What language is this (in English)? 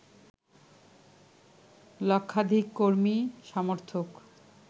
Bangla